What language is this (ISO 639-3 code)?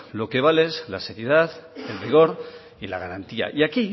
spa